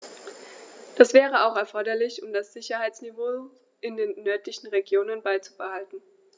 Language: German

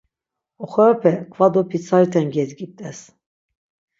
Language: Laz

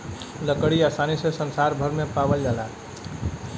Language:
Bhojpuri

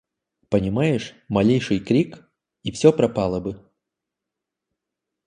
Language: Russian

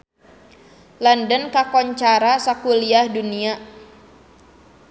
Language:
Sundanese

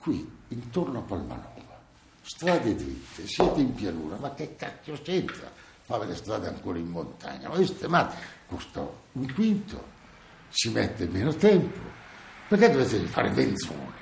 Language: Italian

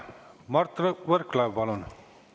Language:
Estonian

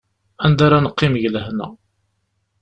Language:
Kabyle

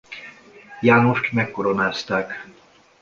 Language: Hungarian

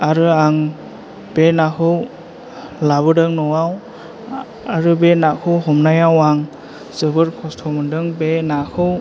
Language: Bodo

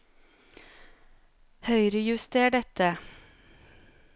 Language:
Norwegian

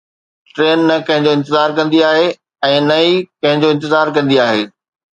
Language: Sindhi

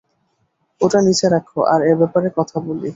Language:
Bangla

